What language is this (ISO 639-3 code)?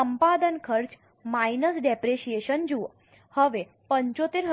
guj